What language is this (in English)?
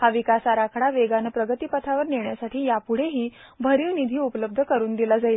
Marathi